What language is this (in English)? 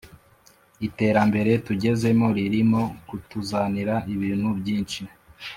Kinyarwanda